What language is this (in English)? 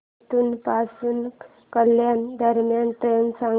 Marathi